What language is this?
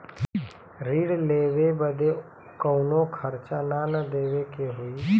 Bhojpuri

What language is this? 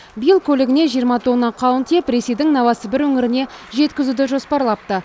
Kazakh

